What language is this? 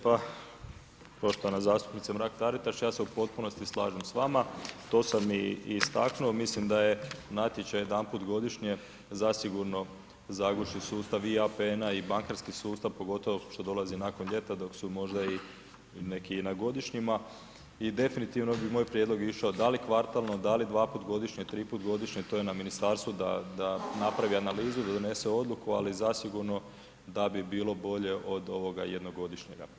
Croatian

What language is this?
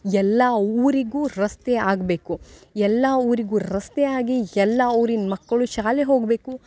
Kannada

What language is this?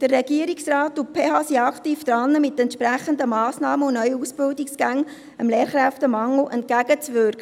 Swiss German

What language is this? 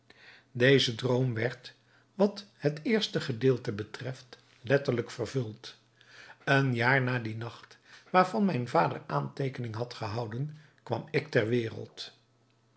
Dutch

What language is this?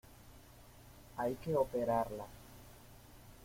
Spanish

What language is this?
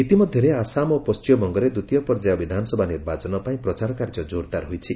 Odia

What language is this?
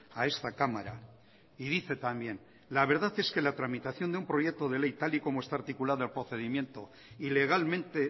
Spanish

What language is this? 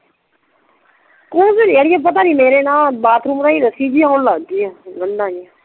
Punjabi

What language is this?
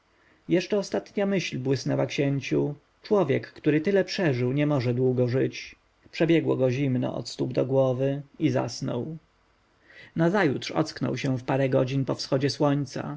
Polish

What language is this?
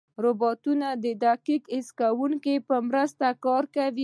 Pashto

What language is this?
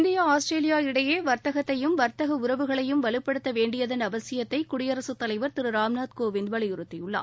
Tamil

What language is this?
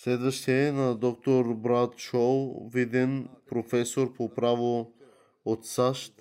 Bulgarian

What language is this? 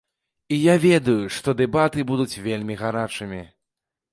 Belarusian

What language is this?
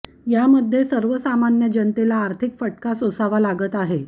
Marathi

